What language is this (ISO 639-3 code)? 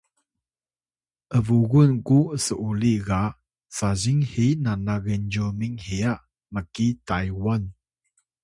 tay